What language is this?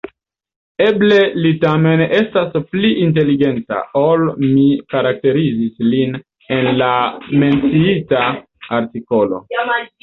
Esperanto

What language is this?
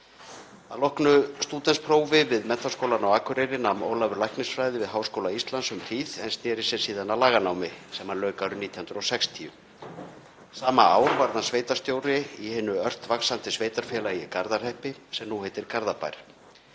Icelandic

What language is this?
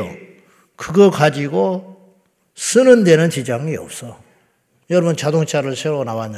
Korean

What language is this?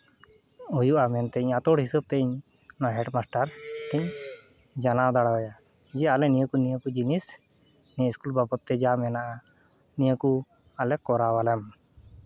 Santali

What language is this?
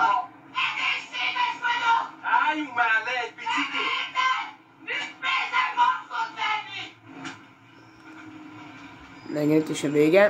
Hungarian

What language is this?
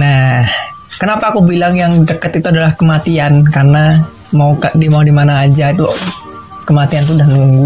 Indonesian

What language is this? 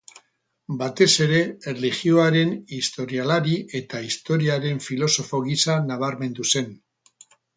Basque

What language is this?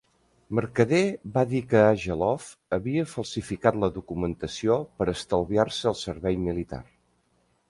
Catalan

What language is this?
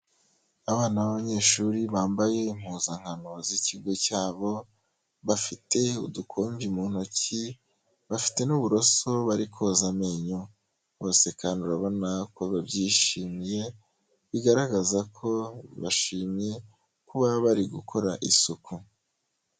Kinyarwanda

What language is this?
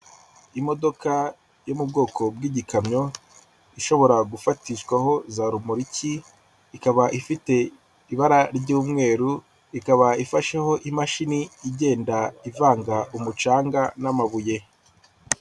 Kinyarwanda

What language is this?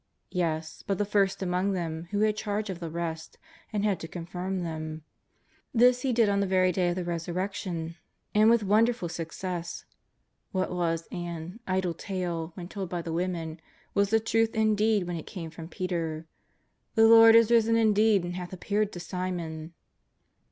English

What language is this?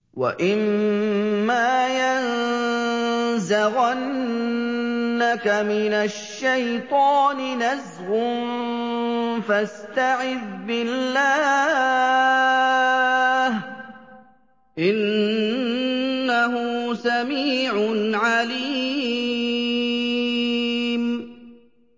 Arabic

